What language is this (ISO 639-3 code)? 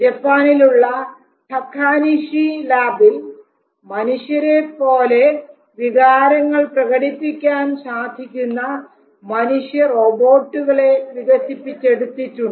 mal